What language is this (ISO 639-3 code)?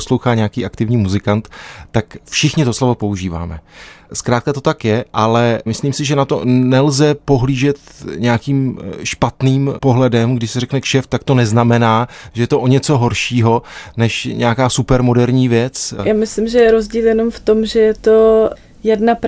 ces